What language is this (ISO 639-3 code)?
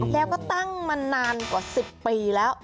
tha